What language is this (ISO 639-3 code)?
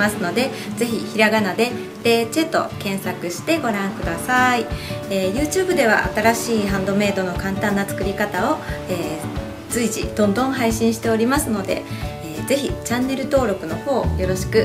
jpn